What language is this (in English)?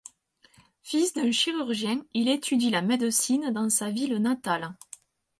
French